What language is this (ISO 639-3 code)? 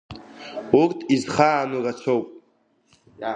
abk